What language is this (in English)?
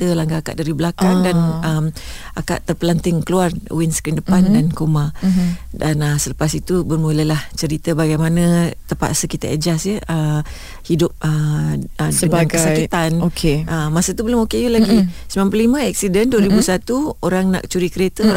Malay